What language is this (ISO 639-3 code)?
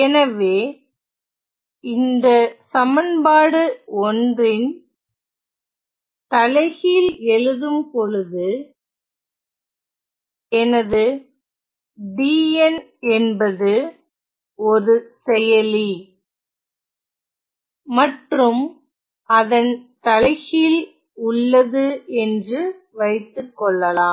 tam